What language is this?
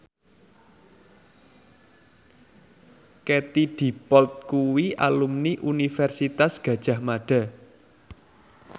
Javanese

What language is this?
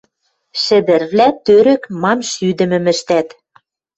Western Mari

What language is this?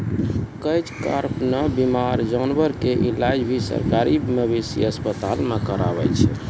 Maithili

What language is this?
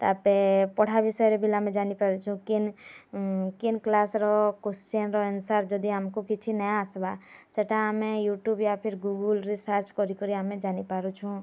Odia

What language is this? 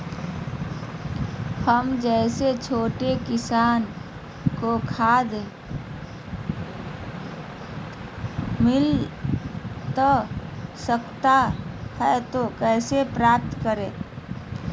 Magahi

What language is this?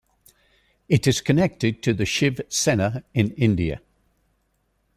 English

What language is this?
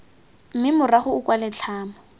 Tswana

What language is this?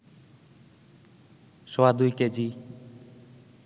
Bangla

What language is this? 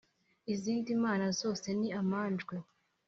Kinyarwanda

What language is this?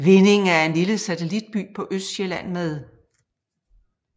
Danish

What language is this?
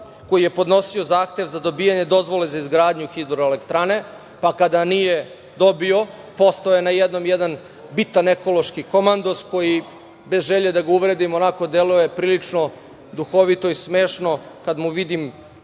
Serbian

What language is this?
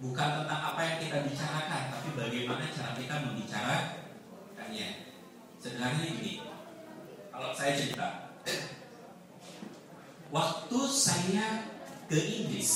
Indonesian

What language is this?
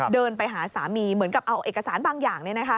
Thai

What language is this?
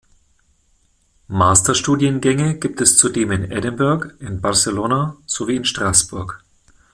German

